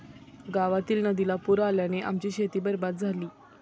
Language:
Marathi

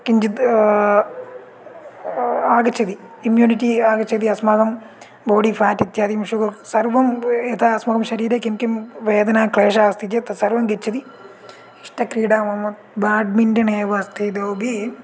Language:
Sanskrit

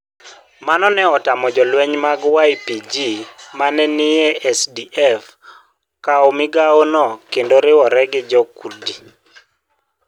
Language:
Luo (Kenya and Tanzania)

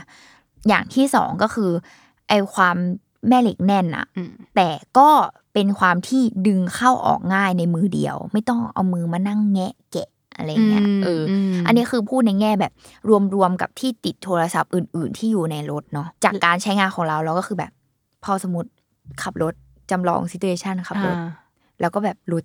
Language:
Thai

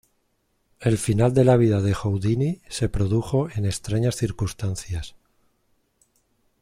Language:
Spanish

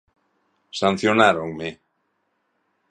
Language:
Galician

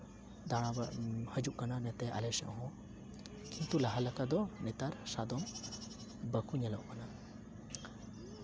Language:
Santali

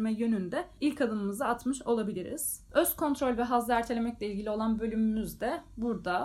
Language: Turkish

